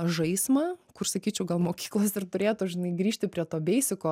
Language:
Lithuanian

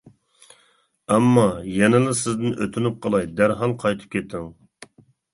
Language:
Uyghur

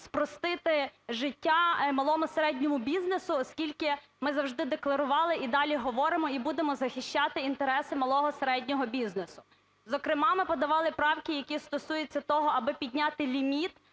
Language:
Ukrainian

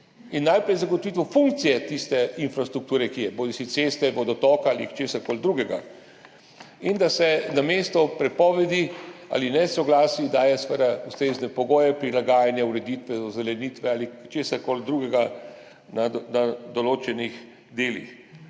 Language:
Slovenian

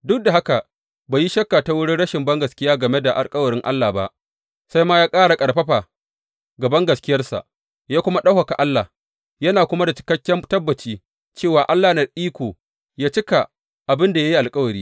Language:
Hausa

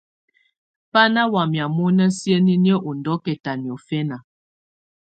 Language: Tunen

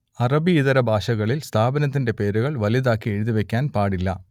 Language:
Malayalam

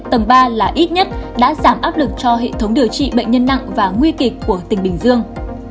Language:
Vietnamese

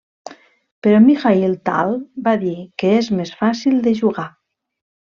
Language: Catalan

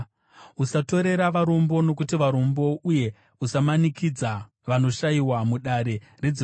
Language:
Shona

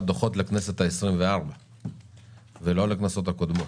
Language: Hebrew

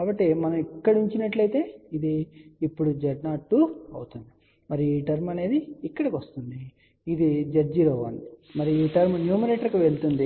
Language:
Telugu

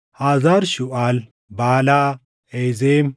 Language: Oromo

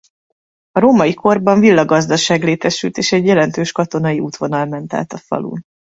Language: Hungarian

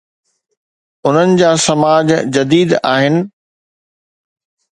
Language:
Sindhi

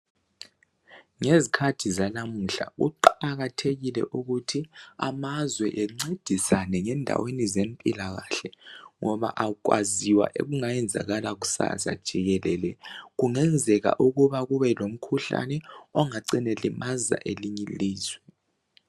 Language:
North Ndebele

